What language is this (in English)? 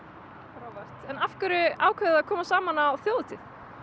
Icelandic